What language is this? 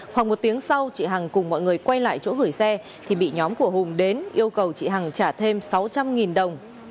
Vietnamese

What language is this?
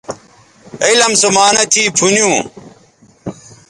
Bateri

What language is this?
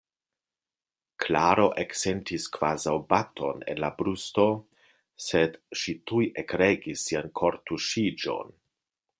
Esperanto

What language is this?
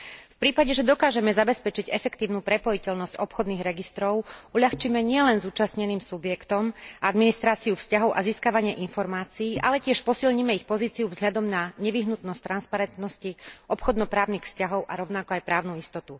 Slovak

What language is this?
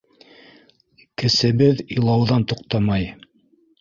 Bashkir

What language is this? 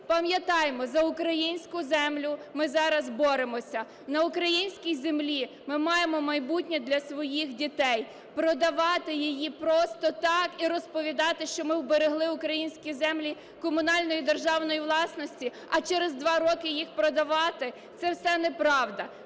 Ukrainian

